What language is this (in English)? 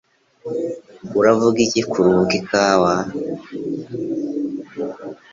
Kinyarwanda